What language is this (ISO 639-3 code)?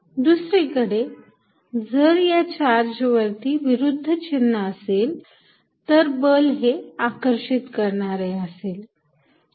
mar